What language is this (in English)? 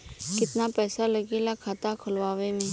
Bhojpuri